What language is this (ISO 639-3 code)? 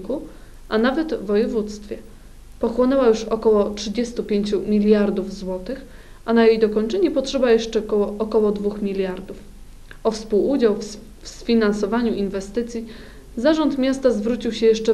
pol